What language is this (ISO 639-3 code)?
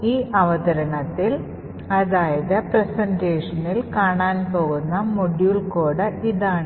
mal